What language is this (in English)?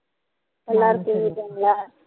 Tamil